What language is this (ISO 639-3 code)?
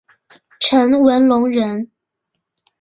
zho